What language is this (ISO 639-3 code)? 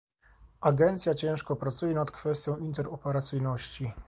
pol